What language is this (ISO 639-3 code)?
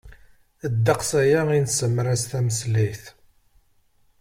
kab